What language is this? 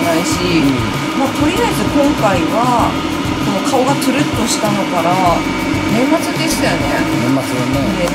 Japanese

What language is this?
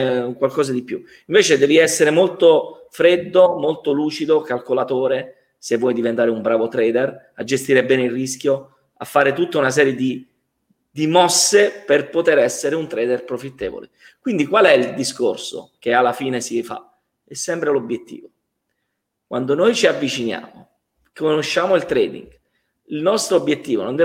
Italian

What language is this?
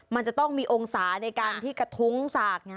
Thai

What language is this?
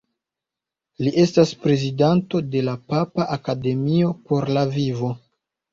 Esperanto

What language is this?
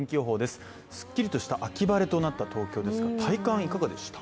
Japanese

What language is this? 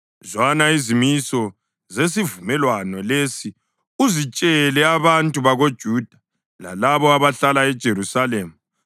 North Ndebele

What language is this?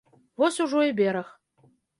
Belarusian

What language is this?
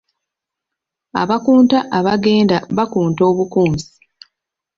Ganda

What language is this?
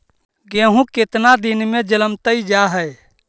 Magahi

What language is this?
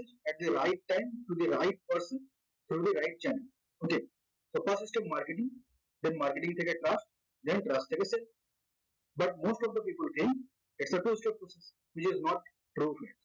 Bangla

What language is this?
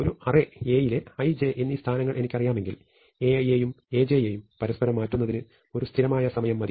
Malayalam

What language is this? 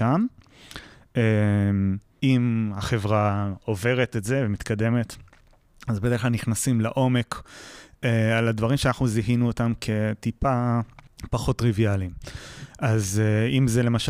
Hebrew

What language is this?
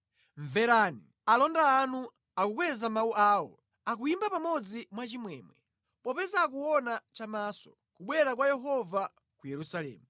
Nyanja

